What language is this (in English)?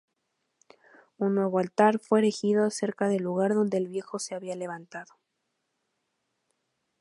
Spanish